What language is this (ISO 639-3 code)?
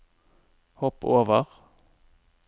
nor